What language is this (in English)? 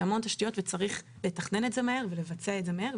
Hebrew